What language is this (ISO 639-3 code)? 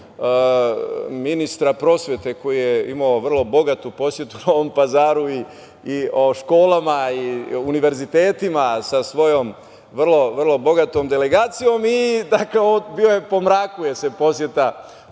srp